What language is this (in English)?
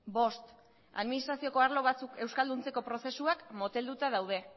Basque